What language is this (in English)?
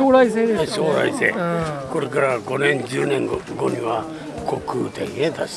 Japanese